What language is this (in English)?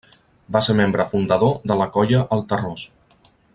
Catalan